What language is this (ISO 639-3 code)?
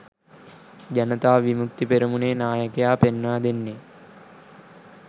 sin